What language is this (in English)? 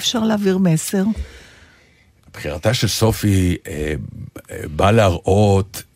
Hebrew